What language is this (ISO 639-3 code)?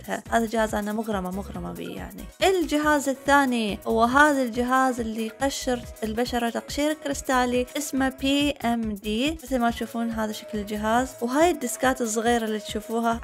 ara